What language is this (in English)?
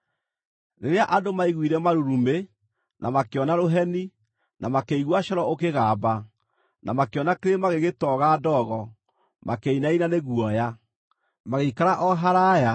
Kikuyu